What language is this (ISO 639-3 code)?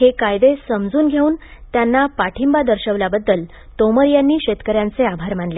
mar